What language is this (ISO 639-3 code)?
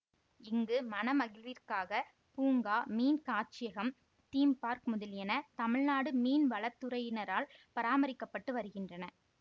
tam